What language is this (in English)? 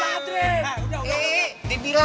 Indonesian